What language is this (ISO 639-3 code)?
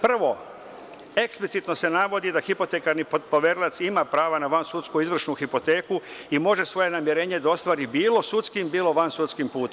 srp